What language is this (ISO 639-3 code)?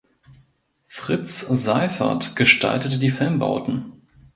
deu